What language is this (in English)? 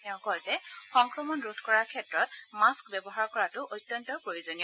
Assamese